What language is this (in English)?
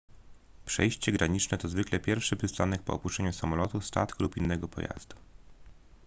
Polish